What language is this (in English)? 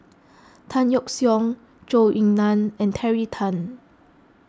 English